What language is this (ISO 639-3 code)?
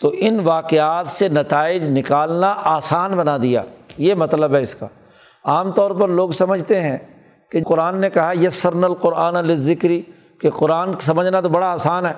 urd